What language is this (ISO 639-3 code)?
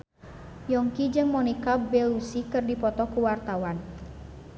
sun